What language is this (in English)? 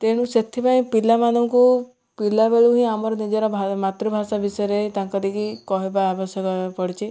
Odia